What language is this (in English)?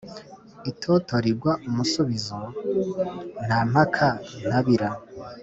Kinyarwanda